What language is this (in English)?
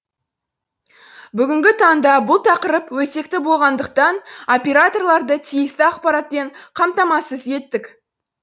Kazakh